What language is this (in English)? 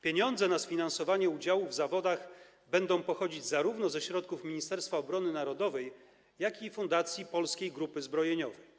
Polish